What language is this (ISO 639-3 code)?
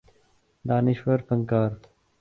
urd